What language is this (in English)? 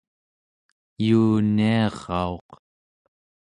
Central Yupik